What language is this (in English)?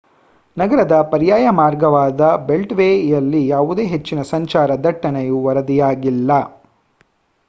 Kannada